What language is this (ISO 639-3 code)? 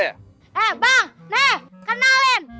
ind